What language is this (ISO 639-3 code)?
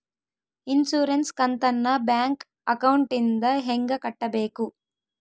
kan